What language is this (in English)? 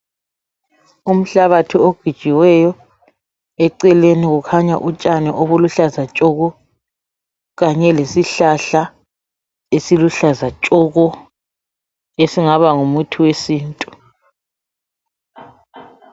North Ndebele